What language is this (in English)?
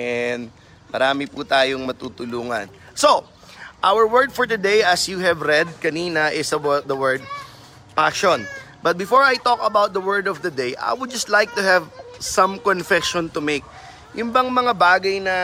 Filipino